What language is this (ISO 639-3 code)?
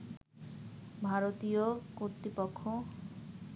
ben